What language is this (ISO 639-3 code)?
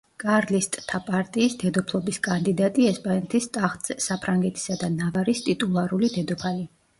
kat